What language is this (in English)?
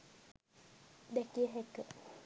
Sinhala